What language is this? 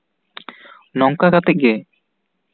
Santali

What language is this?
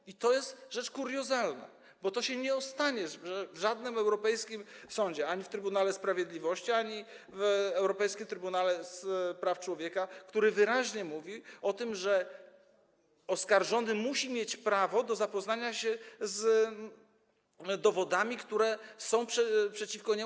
Polish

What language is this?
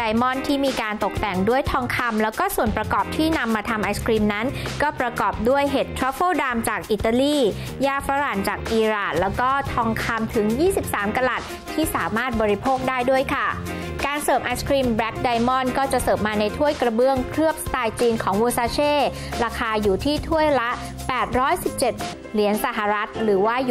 Thai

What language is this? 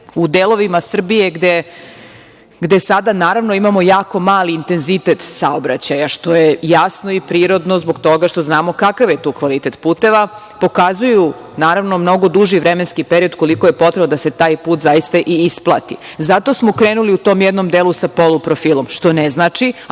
Serbian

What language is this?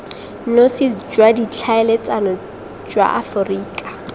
Tswana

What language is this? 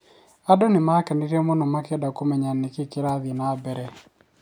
Kikuyu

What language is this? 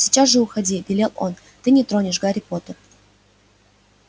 Russian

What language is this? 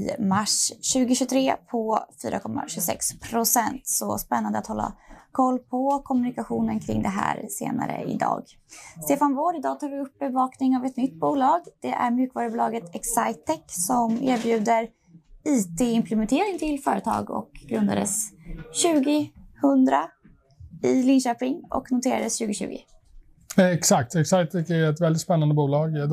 Swedish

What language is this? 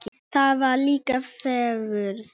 Icelandic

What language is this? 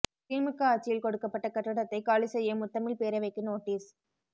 Tamil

